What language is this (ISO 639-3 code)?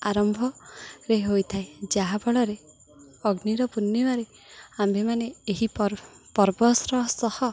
ori